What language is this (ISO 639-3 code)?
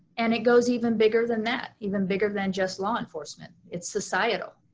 eng